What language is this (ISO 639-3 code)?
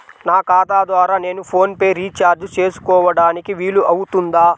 tel